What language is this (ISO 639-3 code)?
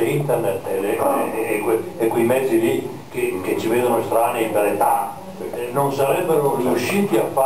ita